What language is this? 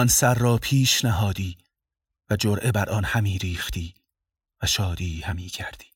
Persian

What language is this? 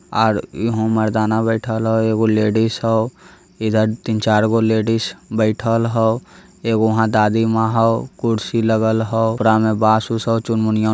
Magahi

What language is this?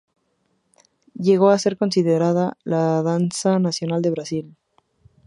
Spanish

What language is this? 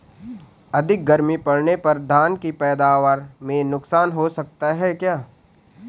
Hindi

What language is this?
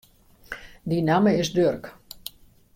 Western Frisian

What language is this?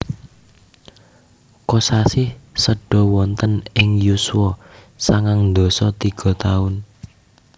Javanese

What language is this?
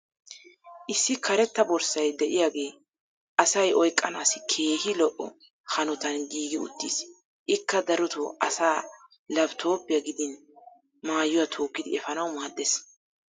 Wolaytta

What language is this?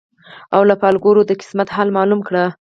Pashto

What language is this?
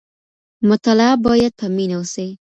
Pashto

